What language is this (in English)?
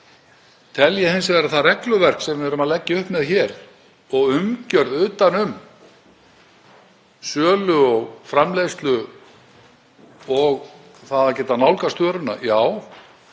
Icelandic